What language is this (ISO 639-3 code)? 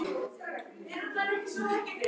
isl